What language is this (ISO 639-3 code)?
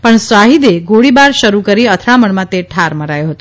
guj